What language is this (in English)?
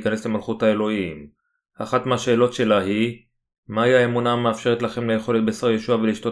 Hebrew